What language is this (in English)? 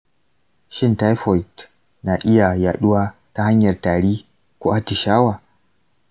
Hausa